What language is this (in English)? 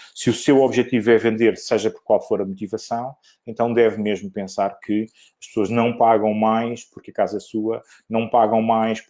Portuguese